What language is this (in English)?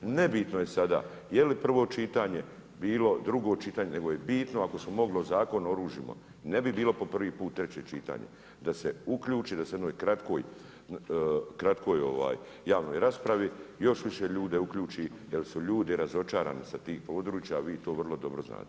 Croatian